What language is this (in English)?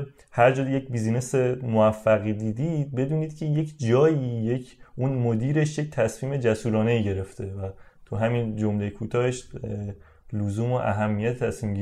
Persian